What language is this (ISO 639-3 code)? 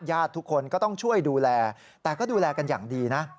tha